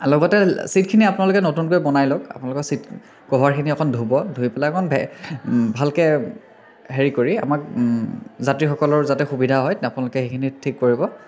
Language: Assamese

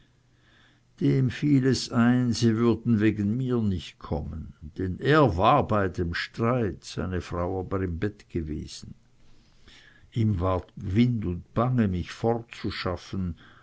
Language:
German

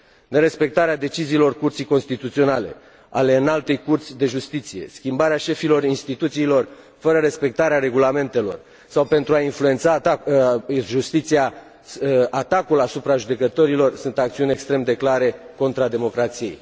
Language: Romanian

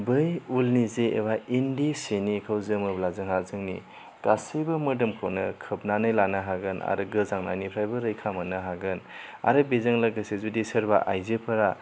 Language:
Bodo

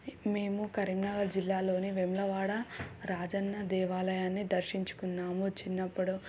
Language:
Telugu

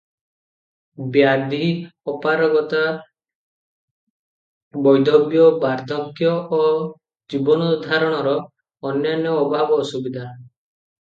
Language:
Odia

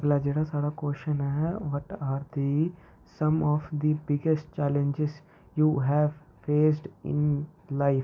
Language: Dogri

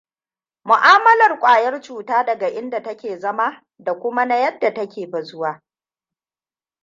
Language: Hausa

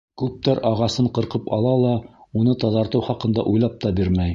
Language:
Bashkir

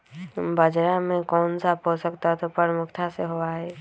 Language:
Magahi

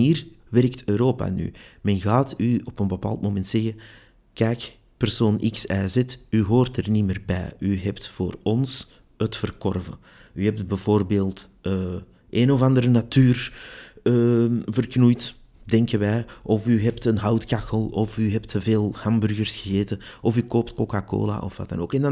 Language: Dutch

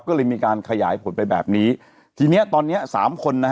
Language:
Thai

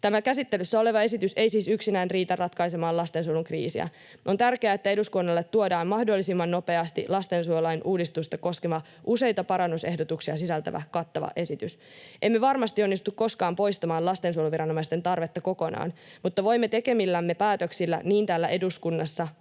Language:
Finnish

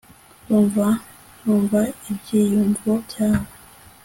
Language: Kinyarwanda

